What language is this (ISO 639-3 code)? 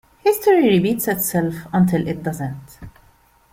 eng